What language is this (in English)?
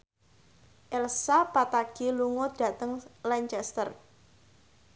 Javanese